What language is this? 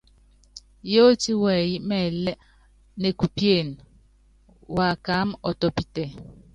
Yangben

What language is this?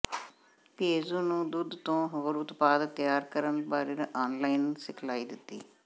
Punjabi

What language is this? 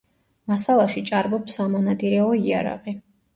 Georgian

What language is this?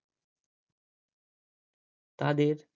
Bangla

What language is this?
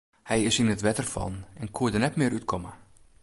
Western Frisian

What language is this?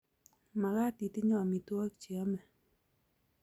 Kalenjin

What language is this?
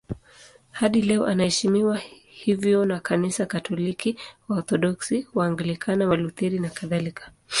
Swahili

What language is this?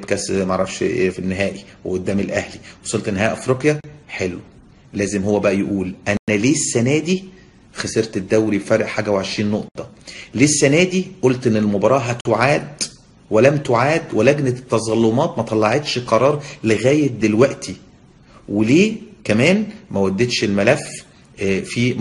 Arabic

